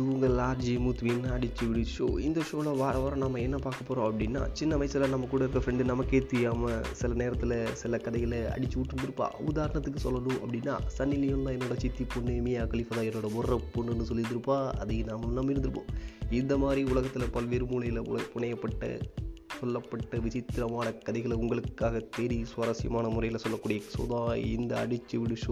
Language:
Tamil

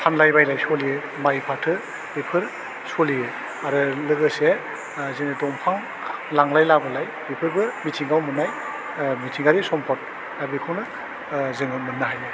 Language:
Bodo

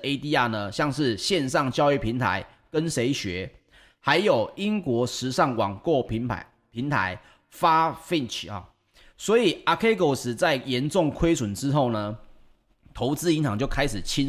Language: Chinese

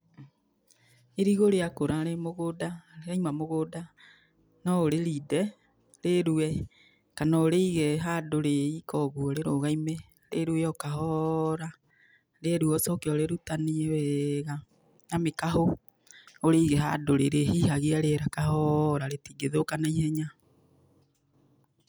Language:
Kikuyu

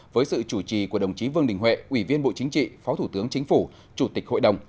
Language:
Vietnamese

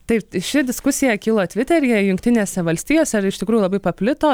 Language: Lithuanian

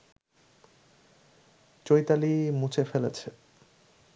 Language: Bangla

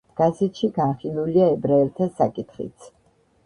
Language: Georgian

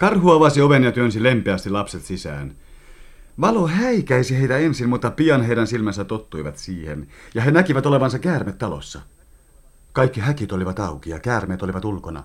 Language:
Finnish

